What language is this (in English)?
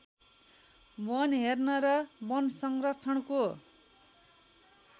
Nepali